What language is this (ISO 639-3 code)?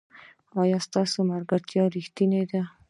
pus